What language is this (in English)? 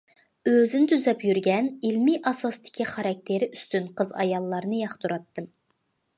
Uyghur